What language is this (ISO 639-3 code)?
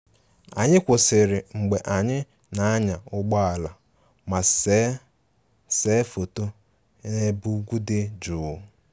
ibo